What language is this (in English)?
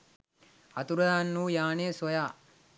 Sinhala